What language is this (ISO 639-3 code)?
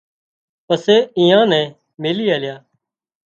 kxp